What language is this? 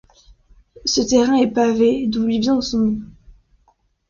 French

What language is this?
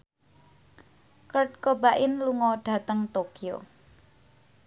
Javanese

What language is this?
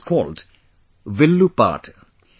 English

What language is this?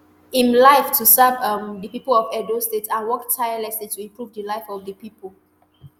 Nigerian Pidgin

